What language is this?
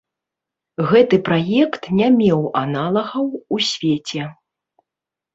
Belarusian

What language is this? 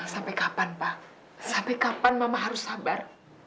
Indonesian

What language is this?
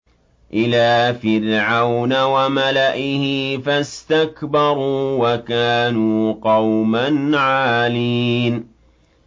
Arabic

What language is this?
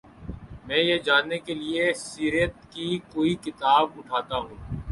Urdu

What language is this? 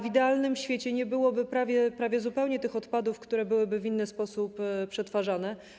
Polish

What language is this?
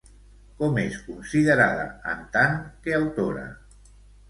Catalan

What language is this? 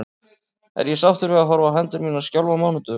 Icelandic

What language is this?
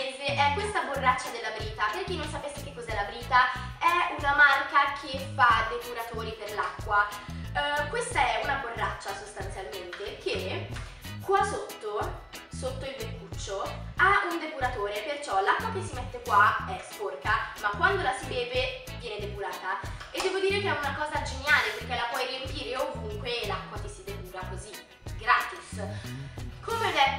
Italian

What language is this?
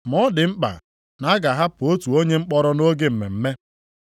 Igbo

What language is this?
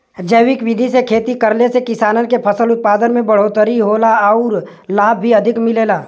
Bhojpuri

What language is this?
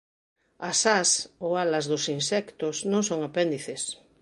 Galician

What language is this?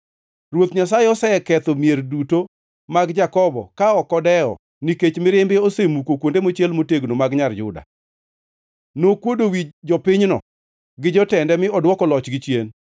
Luo (Kenya and Tanzania)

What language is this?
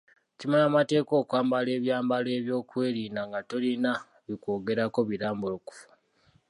Ganda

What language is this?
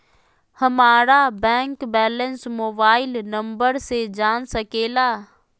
Magahi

